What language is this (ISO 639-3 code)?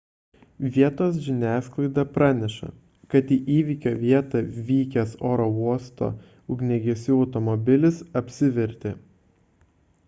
lit